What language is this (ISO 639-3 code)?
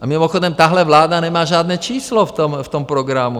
ces